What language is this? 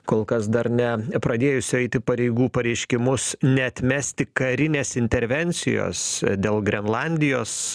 Lithuanian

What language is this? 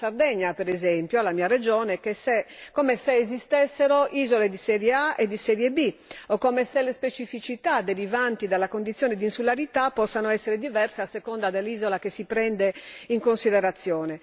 Italian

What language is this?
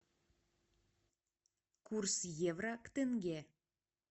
Russian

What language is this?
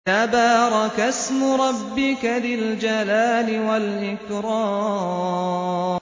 Arabic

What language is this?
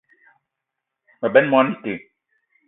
Eton (Cameroon)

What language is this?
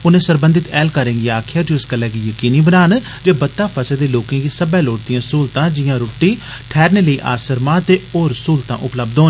Dogri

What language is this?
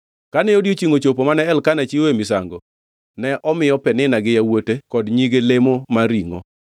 Luo (Kenya and Tanzania)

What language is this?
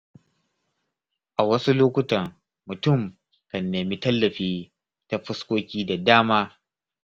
Hausa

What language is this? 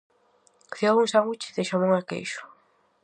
Galician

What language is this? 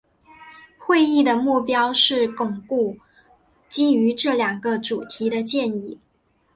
Chinese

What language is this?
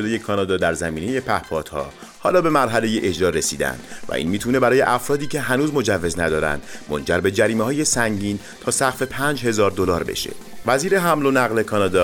Persian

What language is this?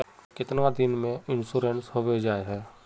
Magahi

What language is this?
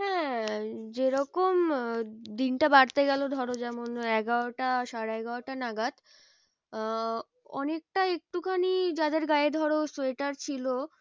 Bangla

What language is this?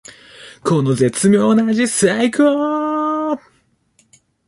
Japanese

